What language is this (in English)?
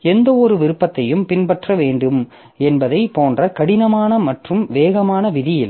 Tamil